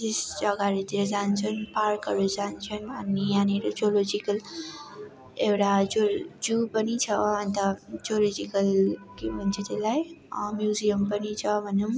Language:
Nepali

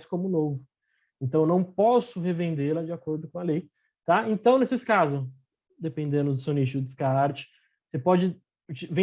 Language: Portuguese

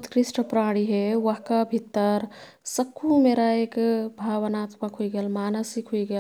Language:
Kathoriya Tharu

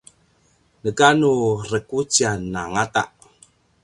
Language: Paiwan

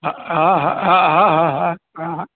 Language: Sindhi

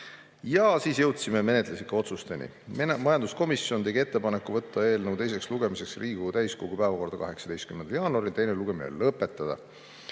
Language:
Estonian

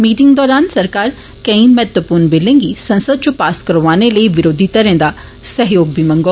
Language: Dogri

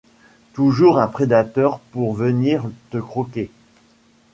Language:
French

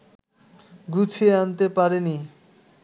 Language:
Bangla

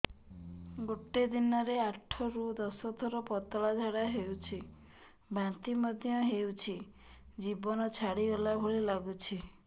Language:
Odia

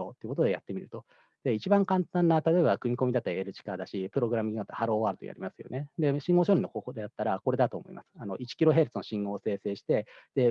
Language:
Japanese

